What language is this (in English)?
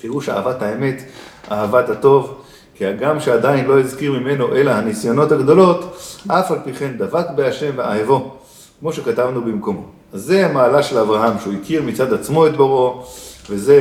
Hebrew